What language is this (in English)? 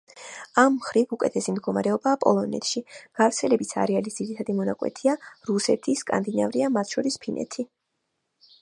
Georgian